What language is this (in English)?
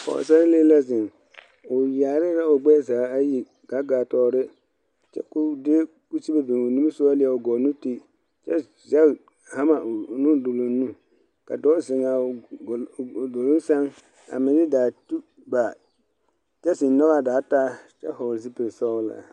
Southern Dagaare